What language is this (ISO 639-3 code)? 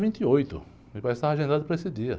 por